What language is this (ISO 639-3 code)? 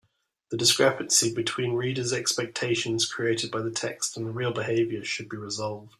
eng